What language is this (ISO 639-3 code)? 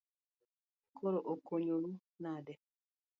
luo